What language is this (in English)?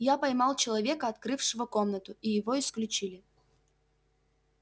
Russian